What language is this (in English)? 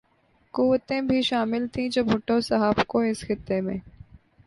Urdu